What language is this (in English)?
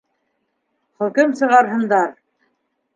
Bashkir